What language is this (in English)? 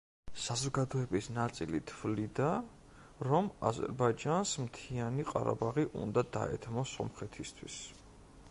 Georgian